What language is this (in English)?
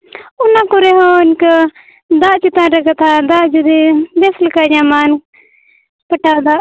Santali